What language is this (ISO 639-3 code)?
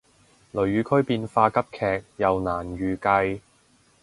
yue